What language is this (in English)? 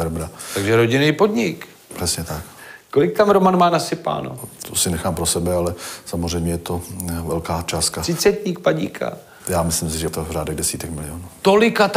Czech